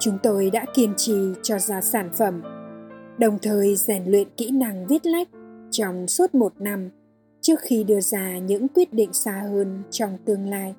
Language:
Vietnamese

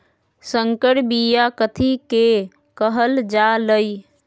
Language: Magahi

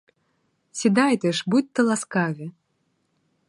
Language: Ukrainian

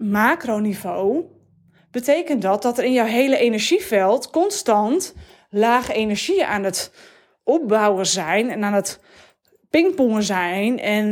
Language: Dutch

